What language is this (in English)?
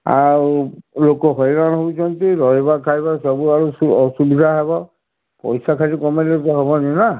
Odia